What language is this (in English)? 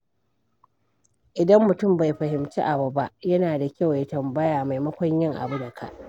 Hausa